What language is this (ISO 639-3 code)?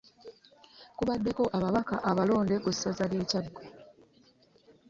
lug